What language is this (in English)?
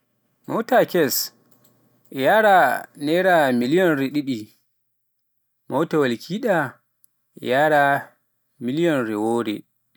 Pular